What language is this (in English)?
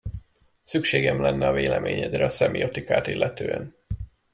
Hungarian